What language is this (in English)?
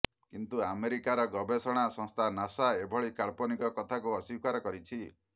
Odia